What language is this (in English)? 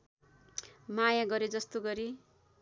Nepali